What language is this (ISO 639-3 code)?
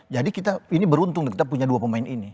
ind